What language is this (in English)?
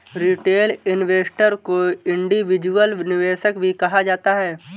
Hindi